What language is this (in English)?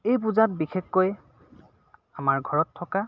Assamese